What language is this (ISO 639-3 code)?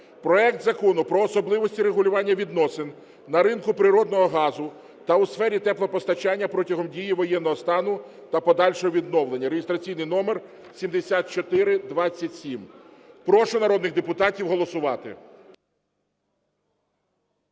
ukr